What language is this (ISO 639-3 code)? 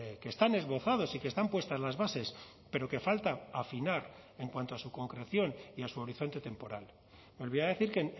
spa